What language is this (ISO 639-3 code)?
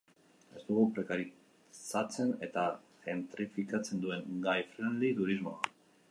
eus